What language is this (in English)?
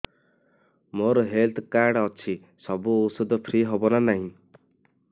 Odia